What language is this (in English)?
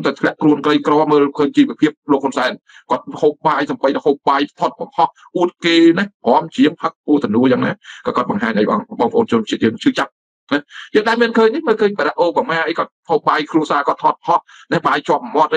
Thai